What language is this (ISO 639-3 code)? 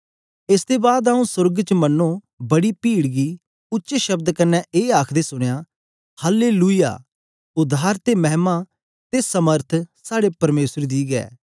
doi